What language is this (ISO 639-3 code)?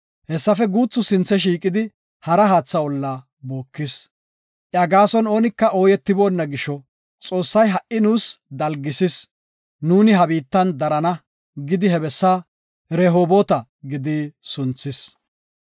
gof